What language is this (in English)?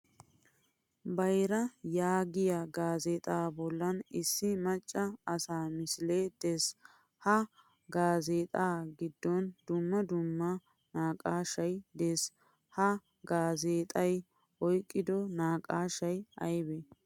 Wolaytta